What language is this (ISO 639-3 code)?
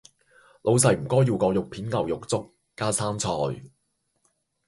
yue